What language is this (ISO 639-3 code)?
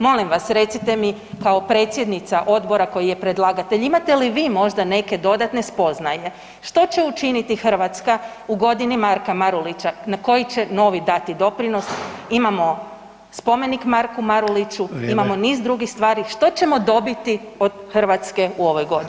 hrv